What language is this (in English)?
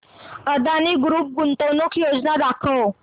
Marathi